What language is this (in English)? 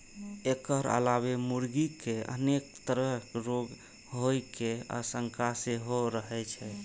Maithili